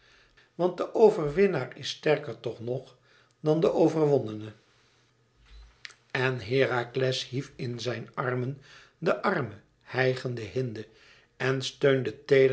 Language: Dutch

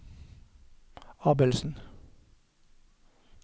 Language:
Norwegian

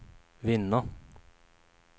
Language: Swedish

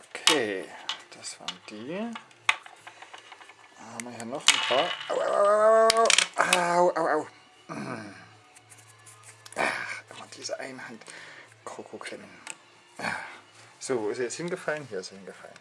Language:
German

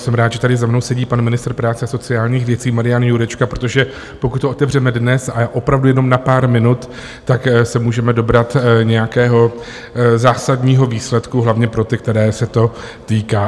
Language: Czech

